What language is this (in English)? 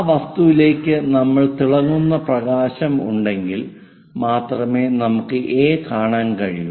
Malayalam